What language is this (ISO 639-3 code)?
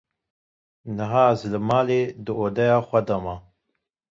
kur